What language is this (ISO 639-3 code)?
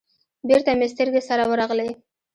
pus